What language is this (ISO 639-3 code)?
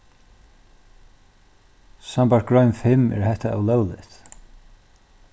fao